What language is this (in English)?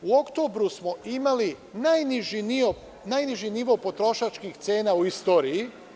Serbian